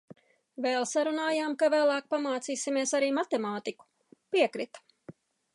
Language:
Latvian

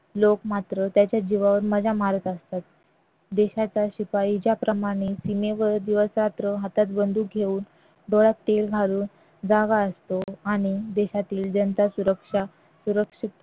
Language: Marathi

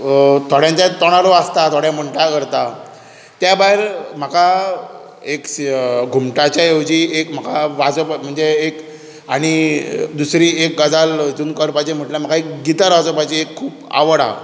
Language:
Konkani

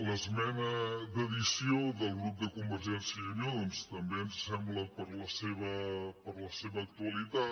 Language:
Catalan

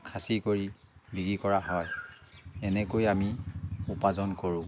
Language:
Assamese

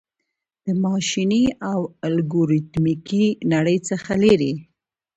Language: Pashto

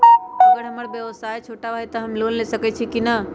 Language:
Magahi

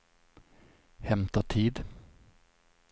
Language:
Swedish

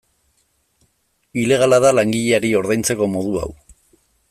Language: Basque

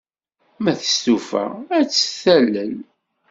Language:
Kabyle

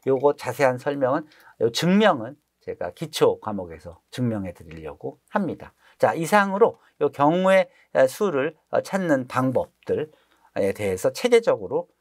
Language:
Korean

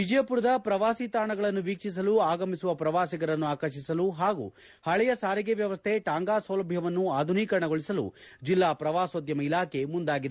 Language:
Kannada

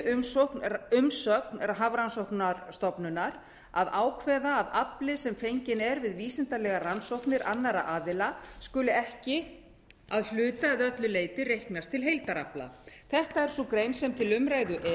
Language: Icelandic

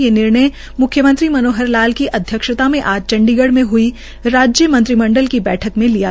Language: Hindi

